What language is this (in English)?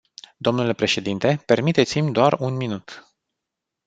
Romanian